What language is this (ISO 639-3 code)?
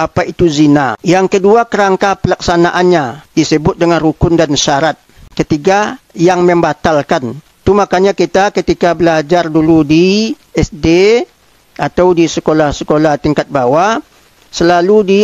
msa